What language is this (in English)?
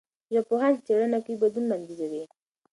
Pashto